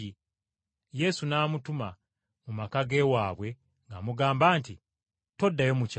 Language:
Ganda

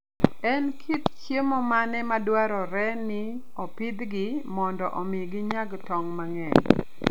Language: Luo (Kenya and Tanzania)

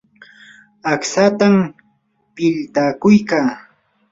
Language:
Yanahuanca Pasco Quechua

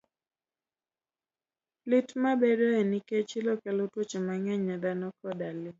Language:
Luo (Kenya and Tanzania)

